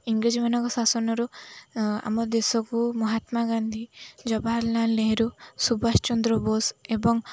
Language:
Odia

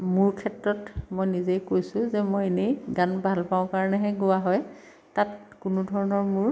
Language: Assamese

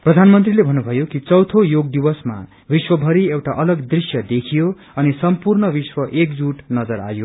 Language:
Nepali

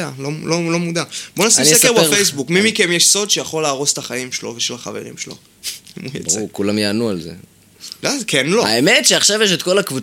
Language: Hebrew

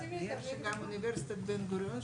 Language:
Hebrew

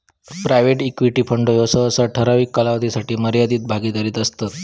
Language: Marathi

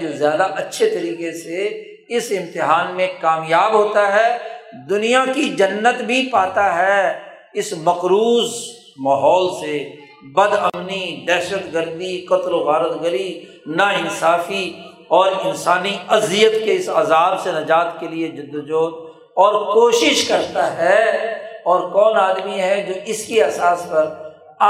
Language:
Urdu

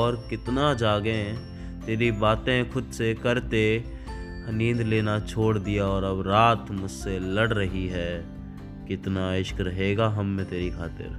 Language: Urdu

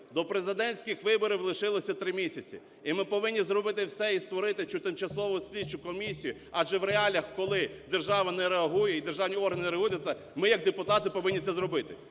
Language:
Ukrainian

